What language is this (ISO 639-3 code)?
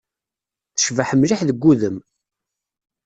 kab